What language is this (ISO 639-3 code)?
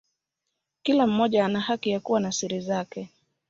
swa